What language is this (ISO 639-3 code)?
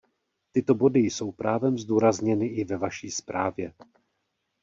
ces